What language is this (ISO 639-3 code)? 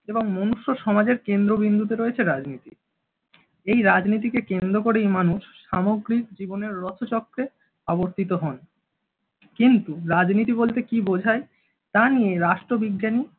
ben